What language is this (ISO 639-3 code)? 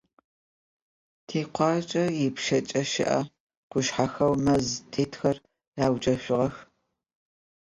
ady